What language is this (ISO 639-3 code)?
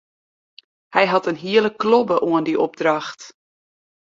fry